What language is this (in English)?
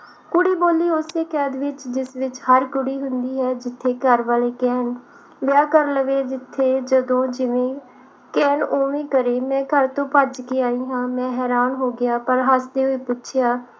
Punjabi